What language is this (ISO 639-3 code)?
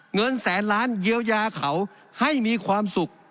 tha